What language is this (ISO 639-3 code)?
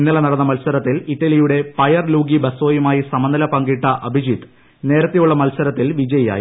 mal